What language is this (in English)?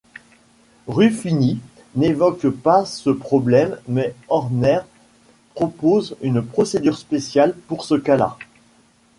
French